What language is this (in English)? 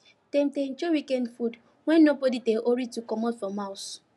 Nigerian Pidgin